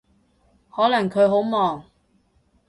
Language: Cantonese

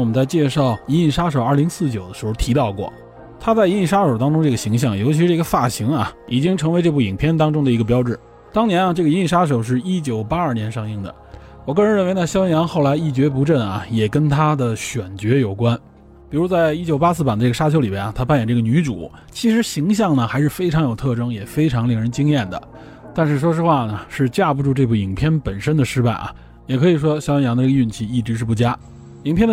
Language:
Chinese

